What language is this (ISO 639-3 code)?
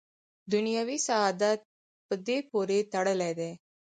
pus